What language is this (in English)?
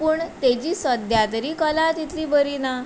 Konkani